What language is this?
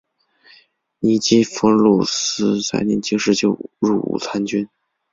Chinese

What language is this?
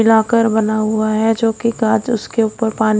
Hindi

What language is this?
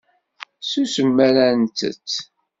Kabyle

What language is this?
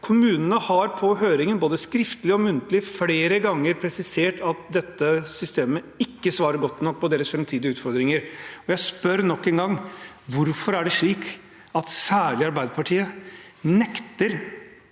Norwegian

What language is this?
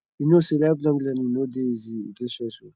Nigerian Pidgin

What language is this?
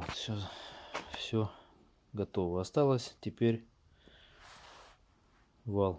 Russian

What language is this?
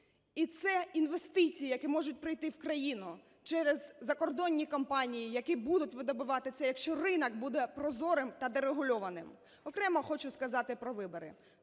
Ukrainian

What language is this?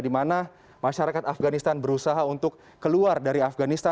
Indonesian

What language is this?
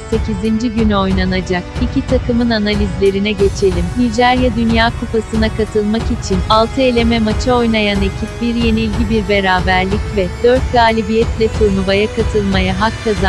Turkish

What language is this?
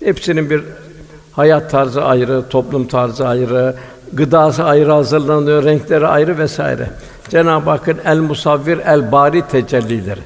Turkish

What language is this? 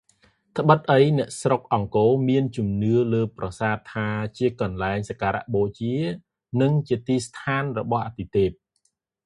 Khmer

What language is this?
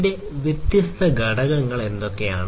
Malayalam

